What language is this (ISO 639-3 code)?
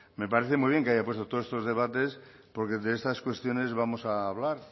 spa